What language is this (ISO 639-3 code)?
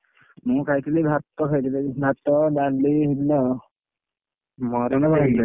ori